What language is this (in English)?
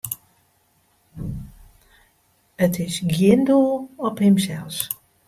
Western Frisian